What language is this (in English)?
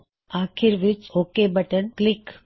Punjabi